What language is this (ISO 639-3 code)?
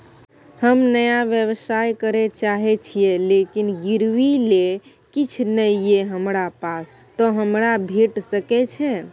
mai